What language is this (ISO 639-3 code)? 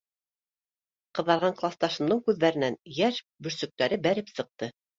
bak